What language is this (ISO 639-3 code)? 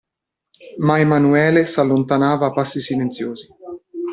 ita